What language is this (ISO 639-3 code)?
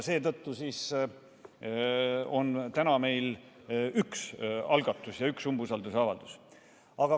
est